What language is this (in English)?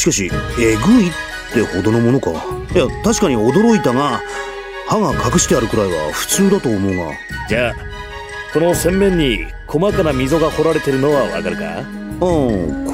Japanese